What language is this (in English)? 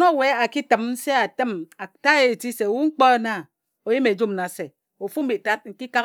Ejagham